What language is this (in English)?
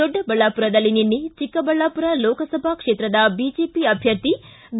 Kannada